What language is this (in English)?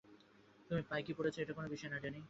Bangla